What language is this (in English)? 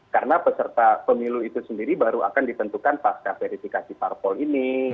Indonesian